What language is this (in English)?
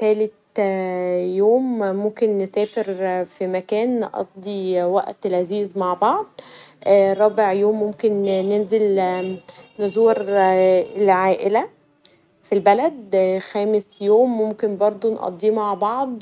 Egyptian Arabic